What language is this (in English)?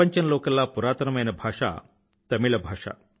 Telugu